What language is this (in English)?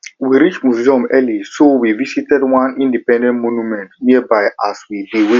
Nigerian Pidgin